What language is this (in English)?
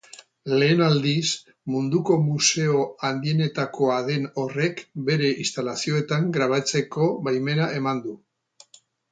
Basque